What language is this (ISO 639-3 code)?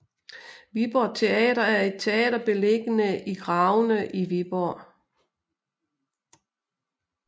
dan